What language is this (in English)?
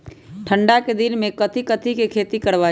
Magahi